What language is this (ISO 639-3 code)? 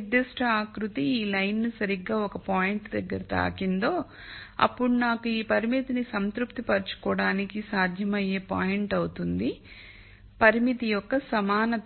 tel